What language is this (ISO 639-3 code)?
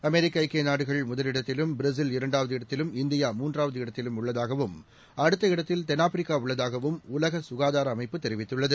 tam